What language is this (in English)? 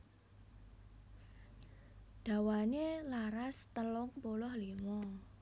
Javanese